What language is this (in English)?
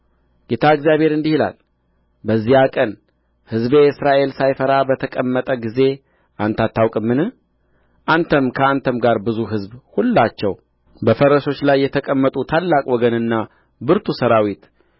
Amharic